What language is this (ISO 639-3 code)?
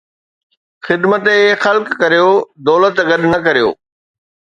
snd